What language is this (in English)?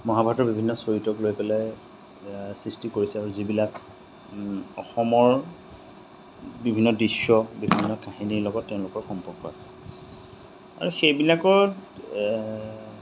Assamese